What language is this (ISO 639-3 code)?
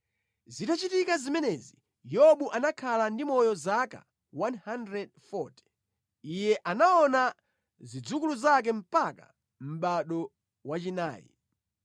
nya